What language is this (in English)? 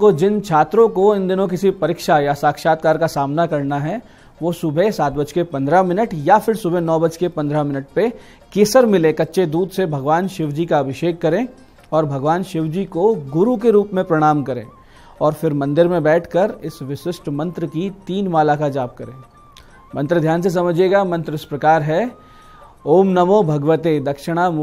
Hindi